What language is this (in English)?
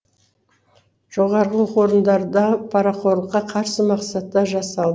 Kazakh